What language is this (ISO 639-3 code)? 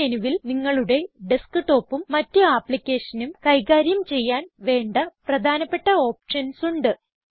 mal